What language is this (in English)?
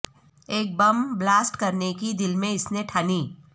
Urdu